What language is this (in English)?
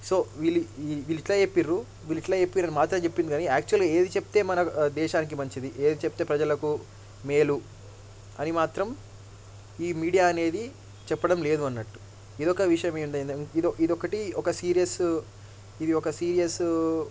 Telugu